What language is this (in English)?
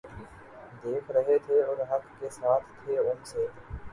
Urdu